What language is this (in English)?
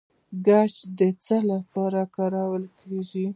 Pashto